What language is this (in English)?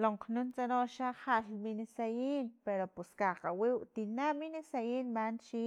Filomena Mata-Coahuitlán Totonac